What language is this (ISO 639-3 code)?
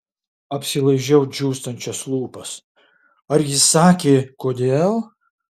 lit